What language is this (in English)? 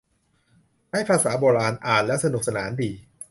Thai